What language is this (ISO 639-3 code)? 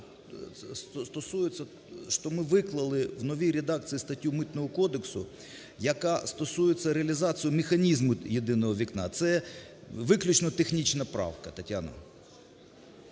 ukr